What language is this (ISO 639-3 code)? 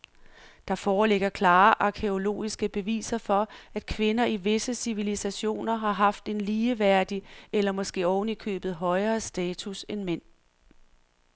dan